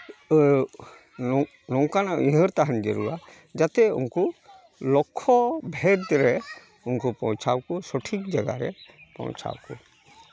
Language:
Santali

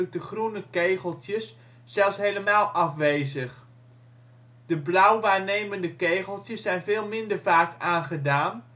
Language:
Dutch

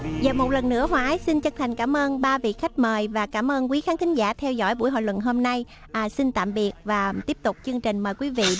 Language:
Vietnamese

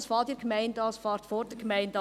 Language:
Swiss German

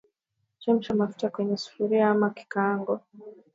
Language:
Swahili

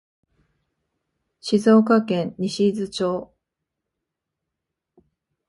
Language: Japanese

